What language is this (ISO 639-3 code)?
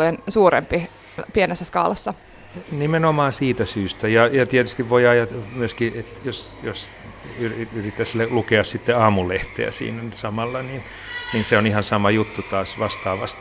fin